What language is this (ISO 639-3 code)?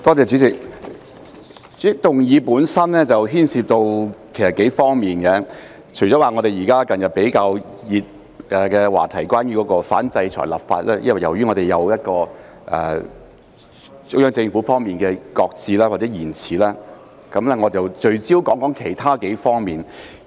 yue